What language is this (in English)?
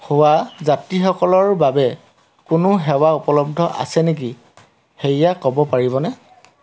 Assamese